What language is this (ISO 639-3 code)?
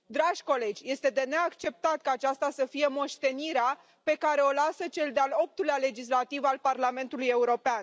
ron